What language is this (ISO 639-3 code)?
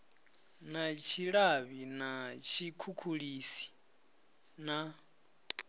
ven